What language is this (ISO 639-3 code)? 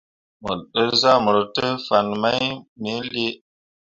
mua